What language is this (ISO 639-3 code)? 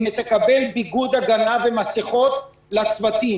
heb